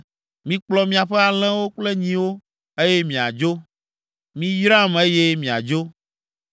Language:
Ewe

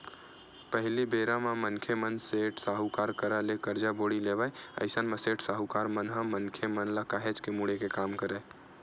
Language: Chhattisgarhi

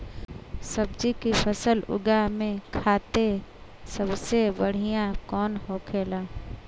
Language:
Bhojpuri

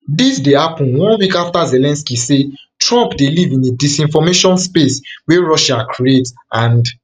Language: Nigerian Pidgin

